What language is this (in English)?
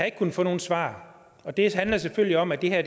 Danish